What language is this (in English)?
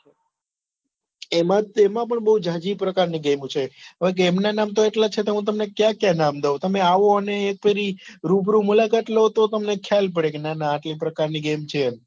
Gujarati